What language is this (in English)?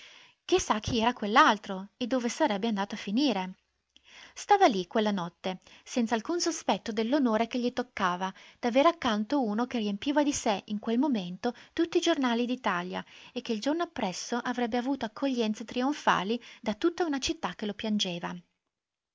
Italian